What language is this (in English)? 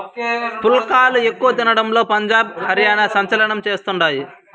Telugu